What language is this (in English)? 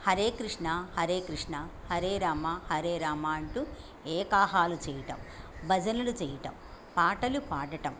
Telugu